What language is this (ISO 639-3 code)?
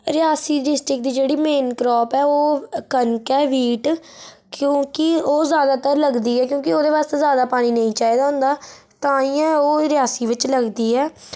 doi